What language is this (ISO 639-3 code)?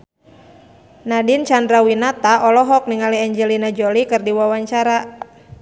sun